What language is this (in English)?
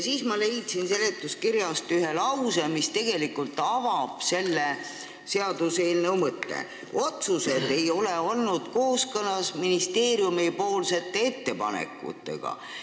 Estonian